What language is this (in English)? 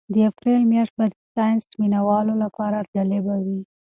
Pashto